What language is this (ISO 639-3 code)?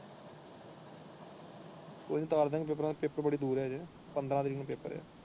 pan